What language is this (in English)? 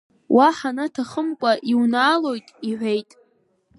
Abkhazian